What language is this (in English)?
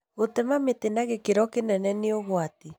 Kikuyu